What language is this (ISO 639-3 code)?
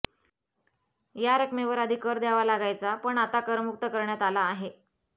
mar